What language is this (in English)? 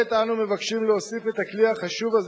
Hebrew